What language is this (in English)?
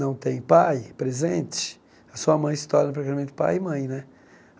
Portuguese